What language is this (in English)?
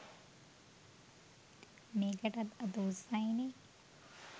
Sinhala